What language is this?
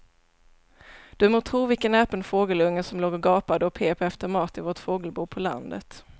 Swedish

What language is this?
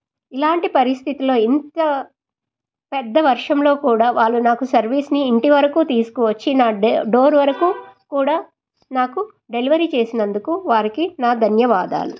Telugu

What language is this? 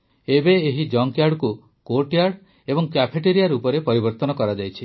Odia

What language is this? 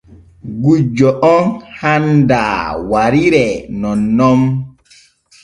Borgu Fulfulde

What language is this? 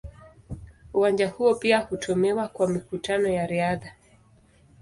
Swahili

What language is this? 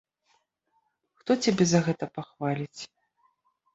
Belarusian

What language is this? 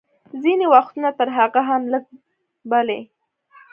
Pashto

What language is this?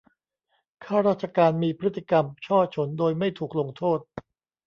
Thai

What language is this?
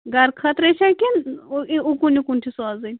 Kashmiri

